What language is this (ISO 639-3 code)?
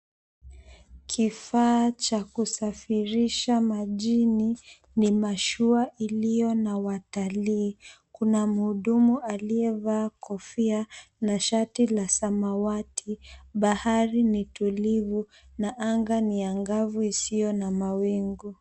swa